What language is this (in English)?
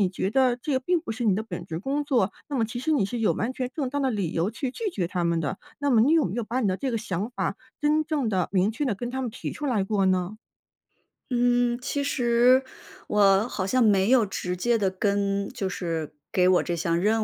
Chinese